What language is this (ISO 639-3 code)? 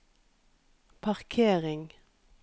nor